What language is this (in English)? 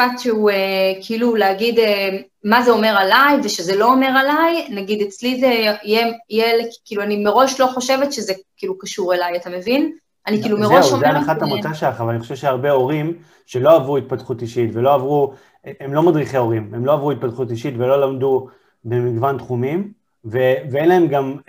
Hebrew